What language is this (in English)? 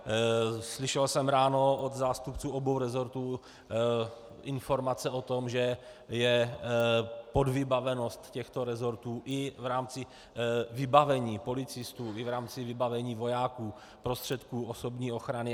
Czech